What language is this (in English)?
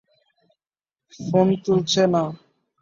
Bangla